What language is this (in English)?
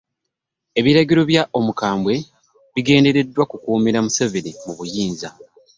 Ganda